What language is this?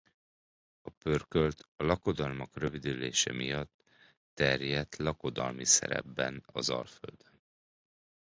Hungarian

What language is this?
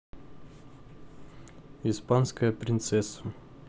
Russian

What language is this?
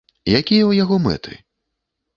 Belarusian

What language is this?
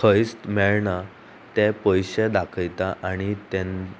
Konkani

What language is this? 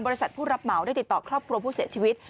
Thai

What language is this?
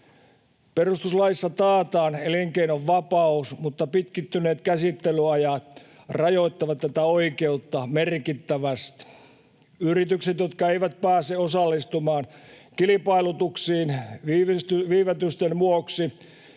Finnish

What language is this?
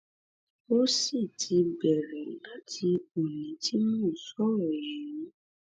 Yoruba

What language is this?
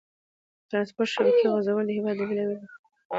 Pashto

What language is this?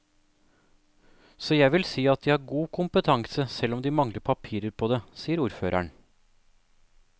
Norwegian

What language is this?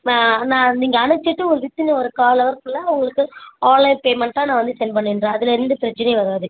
Tamil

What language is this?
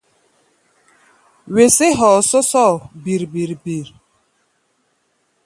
Gbaya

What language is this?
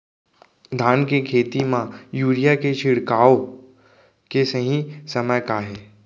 Chhattisgarhi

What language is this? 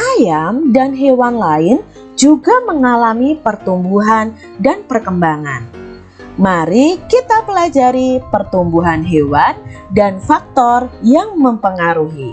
Indonesian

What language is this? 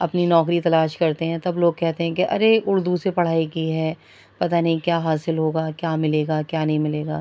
Urdu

